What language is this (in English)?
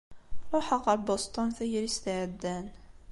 Kabyle